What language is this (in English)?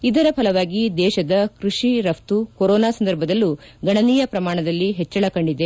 Kannada